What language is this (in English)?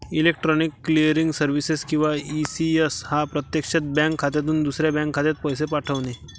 Marathi